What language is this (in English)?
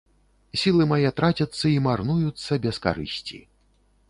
Belarusian